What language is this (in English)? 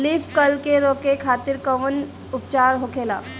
Bhojpuri